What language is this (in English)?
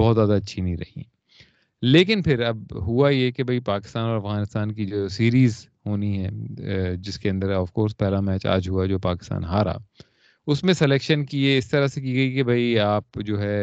Urdu